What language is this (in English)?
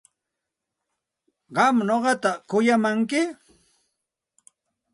Santa Ana de Tusi Pasco Quechua